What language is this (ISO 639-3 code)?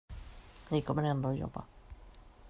swe